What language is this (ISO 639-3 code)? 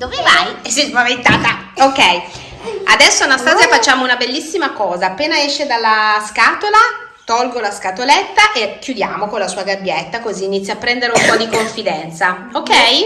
ita